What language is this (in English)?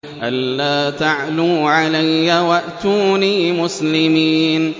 Arabic